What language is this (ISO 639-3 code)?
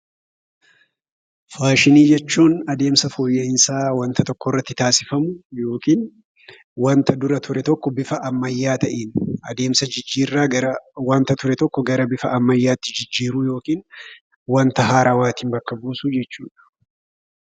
orm